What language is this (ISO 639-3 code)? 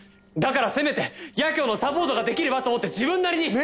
jpn